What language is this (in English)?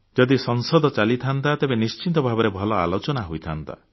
Odia